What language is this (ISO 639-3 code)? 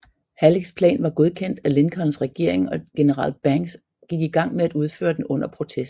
dan